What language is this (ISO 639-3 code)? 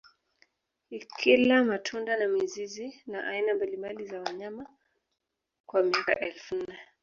swa